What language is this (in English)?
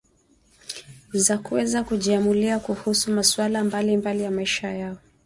Swahili